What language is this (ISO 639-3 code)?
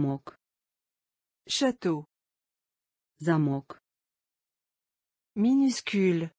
rus